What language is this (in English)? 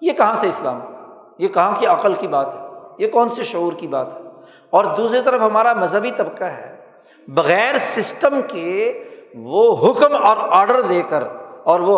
Urdu